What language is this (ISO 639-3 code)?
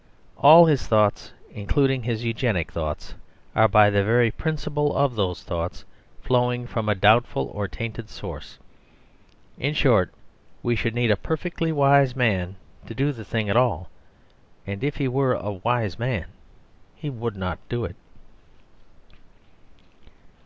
eng